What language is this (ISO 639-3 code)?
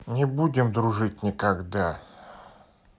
rus